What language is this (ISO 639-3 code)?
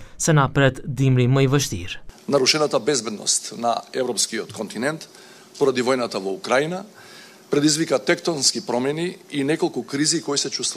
ron